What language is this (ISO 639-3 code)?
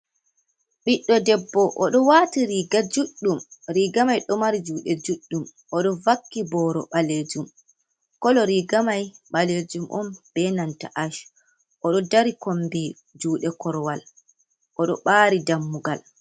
ful